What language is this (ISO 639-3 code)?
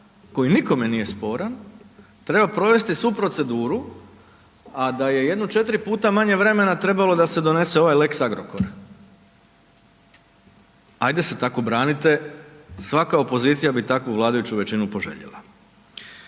hrv